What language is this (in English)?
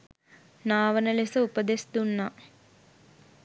Sinhala